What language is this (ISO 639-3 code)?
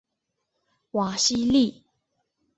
zho